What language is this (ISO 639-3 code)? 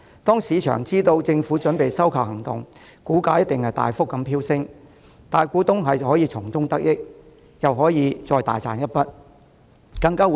yue